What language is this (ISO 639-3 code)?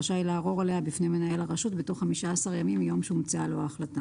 heb